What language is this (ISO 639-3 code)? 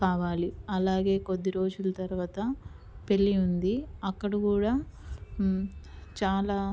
tel